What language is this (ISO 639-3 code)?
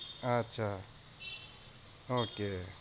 ben